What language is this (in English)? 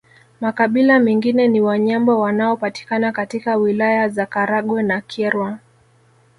Swahili